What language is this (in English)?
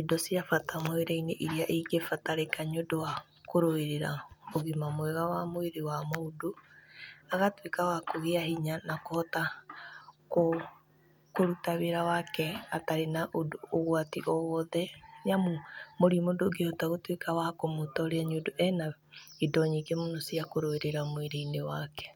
Kikuyu